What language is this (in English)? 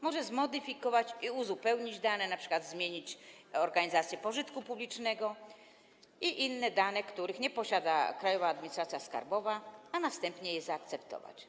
Polish